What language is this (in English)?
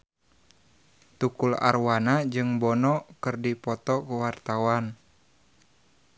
Sundanese